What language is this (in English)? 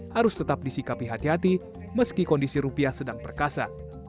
Indonesian